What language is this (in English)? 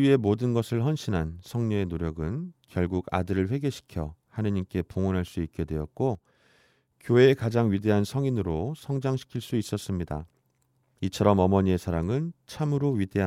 Korean